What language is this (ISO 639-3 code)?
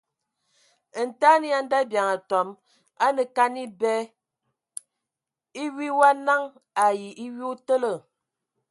ewo